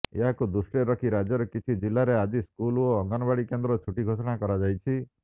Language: Odia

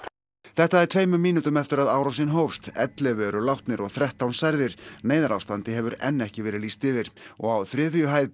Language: Icelandic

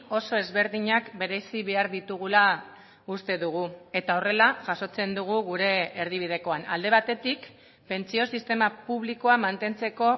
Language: Basque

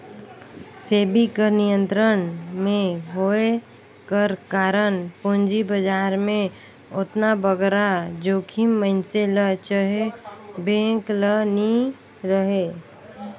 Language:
Chhattisgarhi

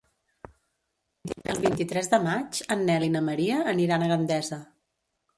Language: Catalan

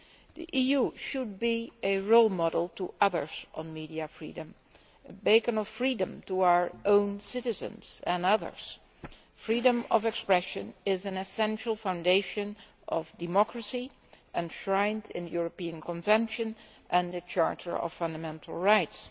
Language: English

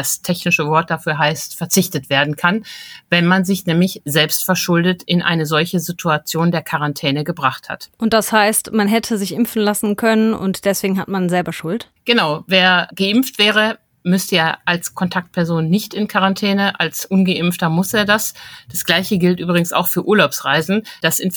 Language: German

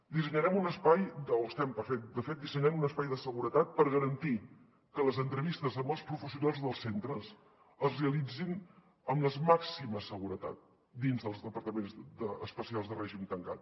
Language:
Catalan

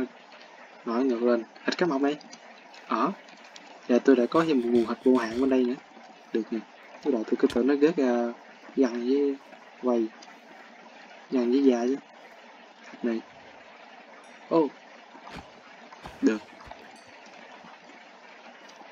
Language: Vietnamese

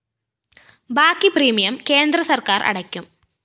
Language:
Malayalam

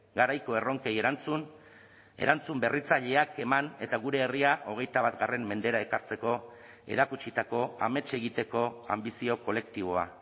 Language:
Basque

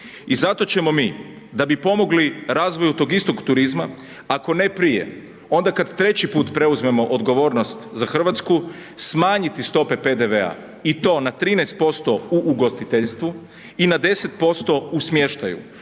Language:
Croatian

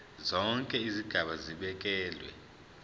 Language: Zulu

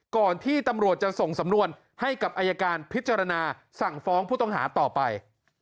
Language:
Thai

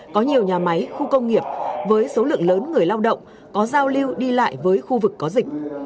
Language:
Vietnamese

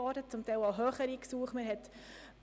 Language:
Swiss German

